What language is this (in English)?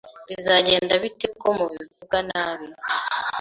Kinyarwanda